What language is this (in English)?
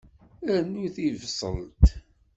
Kabyle